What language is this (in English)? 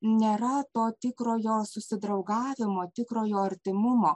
Lithuanian